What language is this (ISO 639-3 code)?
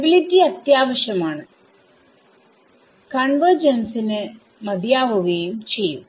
mal